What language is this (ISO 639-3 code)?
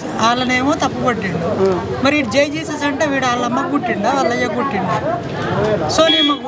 tel